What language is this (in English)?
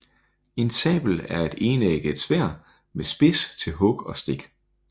Danish